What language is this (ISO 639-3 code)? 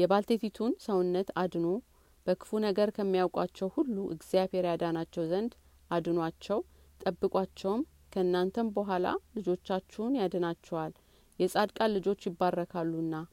amh